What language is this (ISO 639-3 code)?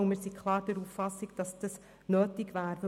gsw